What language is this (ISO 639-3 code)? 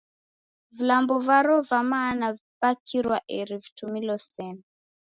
dav